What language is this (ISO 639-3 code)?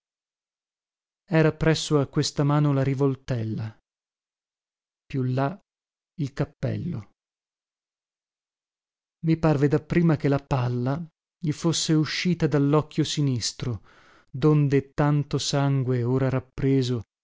ita